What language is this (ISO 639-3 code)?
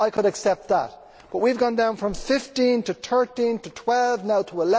eng